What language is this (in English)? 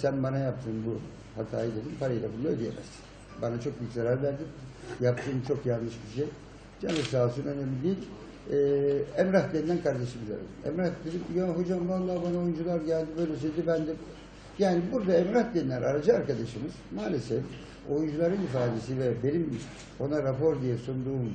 Turkish